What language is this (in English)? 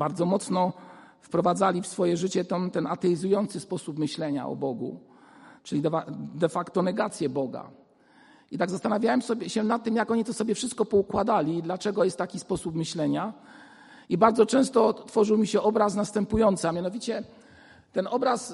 Polish